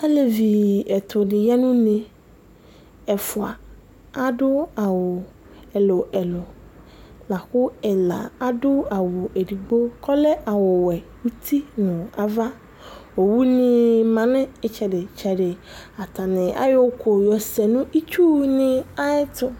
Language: Ikposo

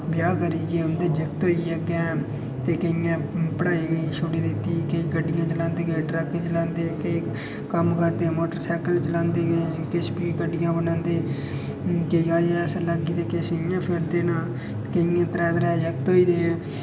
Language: Dogri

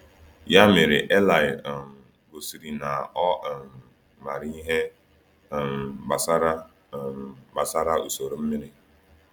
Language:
Igbo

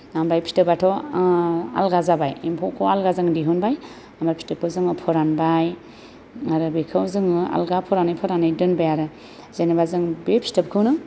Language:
Bodo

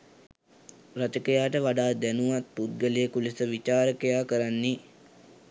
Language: Sinhala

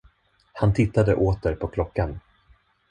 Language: Swedish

